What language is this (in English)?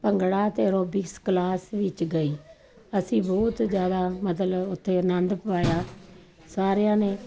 Punjabi